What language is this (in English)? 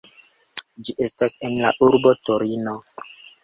Esperanto